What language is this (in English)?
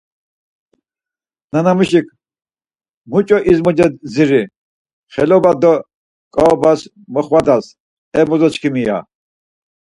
Laz